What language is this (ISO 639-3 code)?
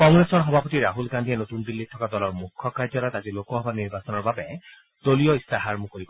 asm